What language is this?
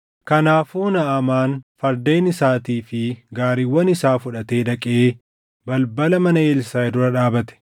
Oromo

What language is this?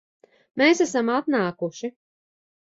Latvian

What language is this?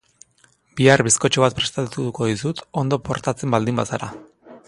Basque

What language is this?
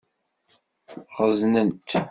Kabyle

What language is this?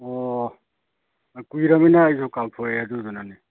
Manipuri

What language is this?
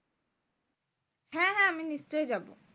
Bangla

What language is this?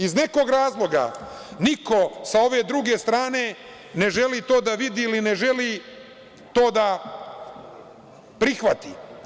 Serbian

